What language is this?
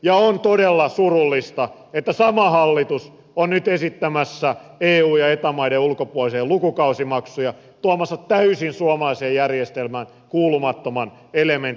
Finnish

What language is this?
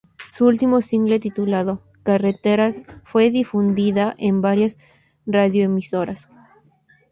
Spanish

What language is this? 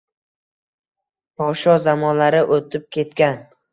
Uzbek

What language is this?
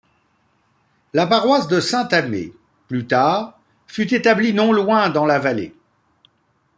French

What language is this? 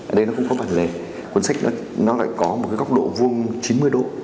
Vietnamese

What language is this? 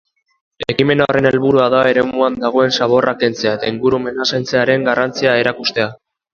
Basque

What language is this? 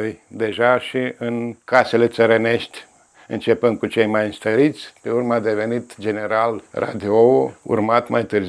Romanian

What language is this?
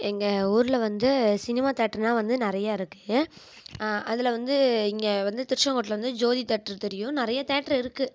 Tamil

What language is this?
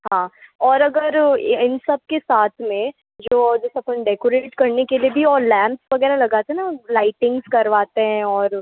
Hindi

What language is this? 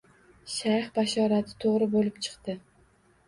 Uzbek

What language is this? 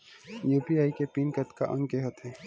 Chhattisgarhi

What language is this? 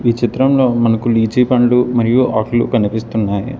Telugu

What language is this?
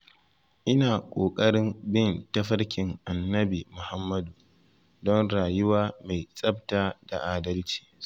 Hausa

